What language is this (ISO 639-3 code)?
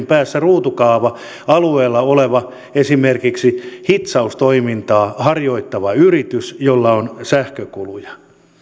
fin